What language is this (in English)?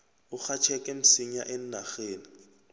South Ndebele